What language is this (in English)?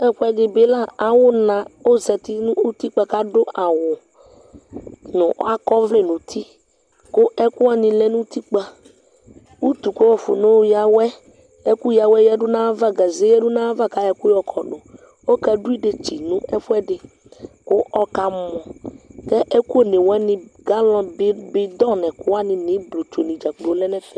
Ikposo